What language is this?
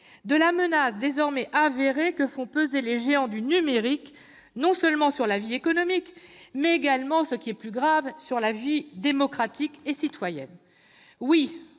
French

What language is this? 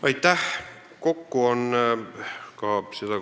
Estonian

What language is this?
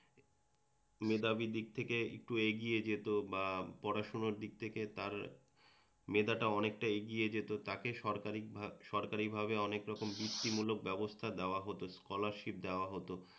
Bangla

